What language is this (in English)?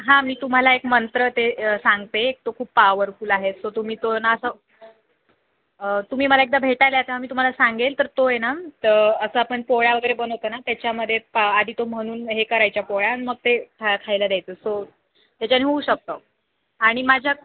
Marathi